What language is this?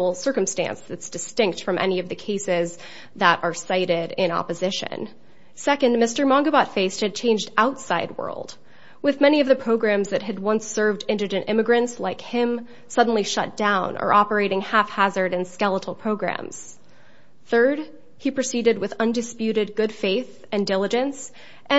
English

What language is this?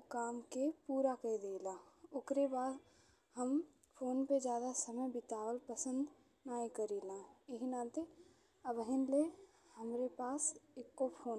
Bhojpuri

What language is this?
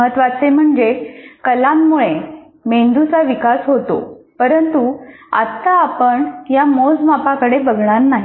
Marathi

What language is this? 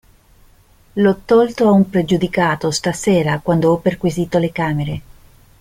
Italian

